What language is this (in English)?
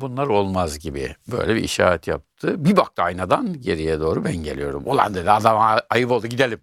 Turkish